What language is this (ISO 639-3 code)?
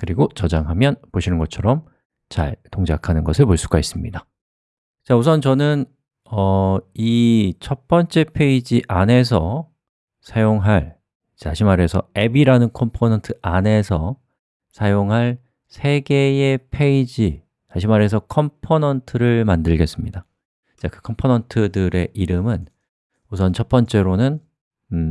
kor